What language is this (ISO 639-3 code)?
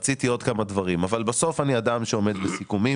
heb